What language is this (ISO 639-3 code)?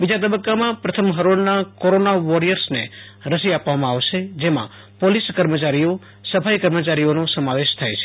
guj